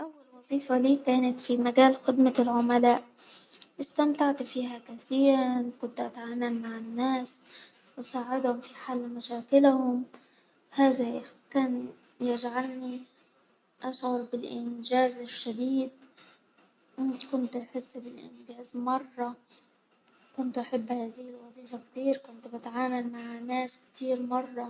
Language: Hijazi Arabic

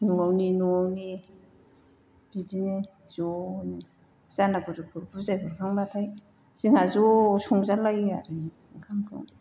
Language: Bodo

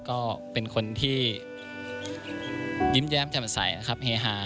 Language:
Thai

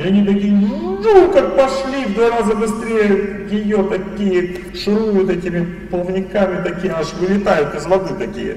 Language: Russian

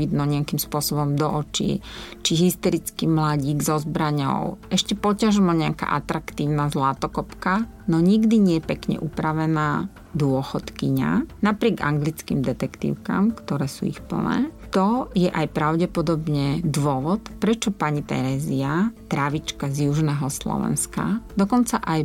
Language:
Slovak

